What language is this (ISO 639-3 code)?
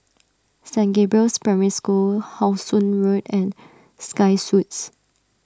eng